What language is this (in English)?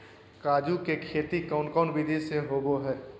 Magahi